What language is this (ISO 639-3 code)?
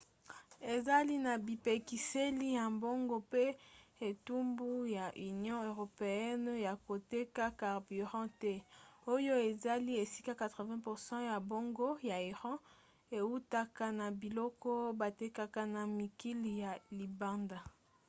lin